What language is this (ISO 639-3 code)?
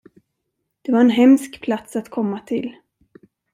swe